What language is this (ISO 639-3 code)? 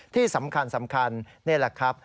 tha